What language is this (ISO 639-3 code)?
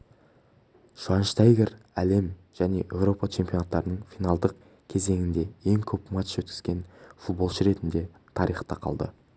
kaz